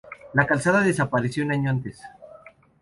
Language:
Spanish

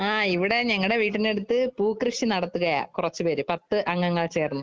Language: Malayalam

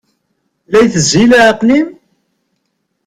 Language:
Kabyle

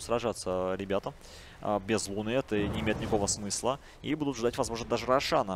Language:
Russian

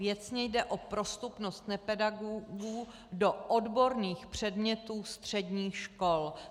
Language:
Czech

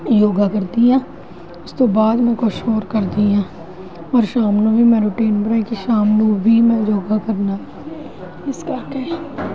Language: Punjabi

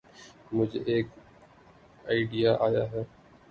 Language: Urdu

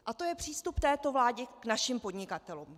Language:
Czech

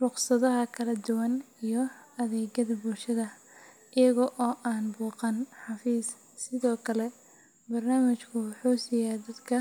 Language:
Somali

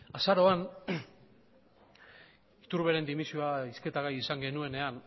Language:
Basque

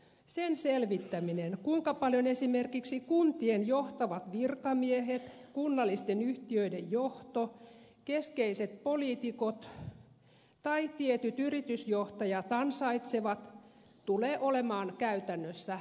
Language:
Finnish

